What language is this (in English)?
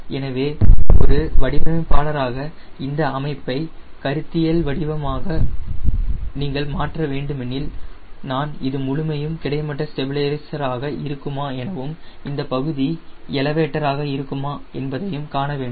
Tamil